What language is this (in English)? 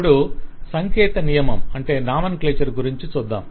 Telugu